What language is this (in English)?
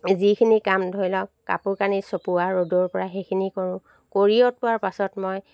Assamese